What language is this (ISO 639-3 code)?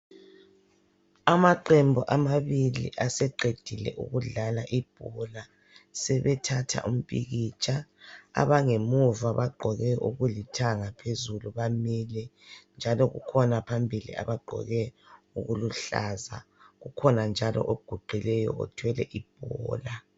nde